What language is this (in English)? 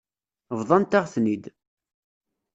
Kabyle